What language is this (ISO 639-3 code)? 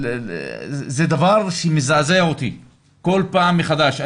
heb